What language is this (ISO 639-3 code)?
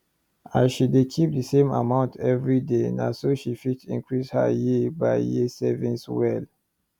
pcm